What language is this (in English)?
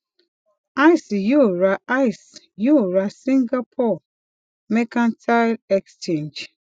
Yoruba